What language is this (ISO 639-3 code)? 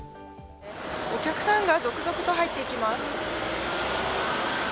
jpn